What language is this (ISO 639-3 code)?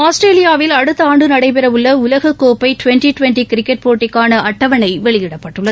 tam